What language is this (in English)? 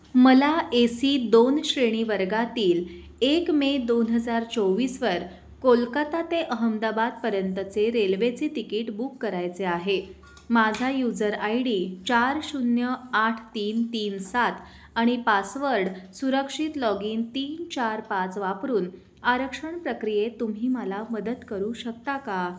Marathi